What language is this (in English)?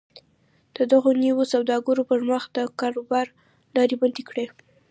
Pashto